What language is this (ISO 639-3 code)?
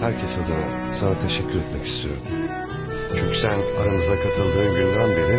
tur